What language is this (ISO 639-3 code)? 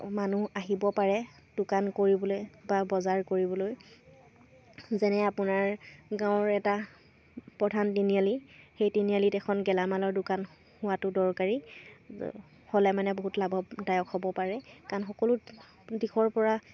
asm